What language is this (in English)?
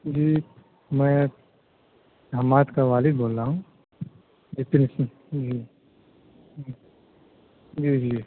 Urdu